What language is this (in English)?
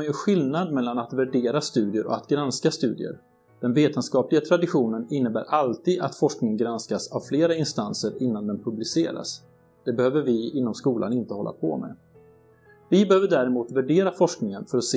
Swedish